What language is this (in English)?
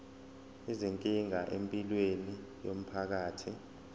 Zulu